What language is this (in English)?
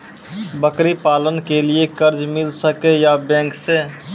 Maithili